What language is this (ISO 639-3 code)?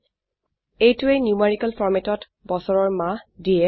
asm